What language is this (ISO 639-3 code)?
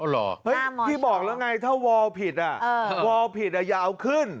tha